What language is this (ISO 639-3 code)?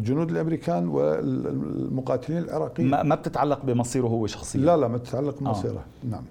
ara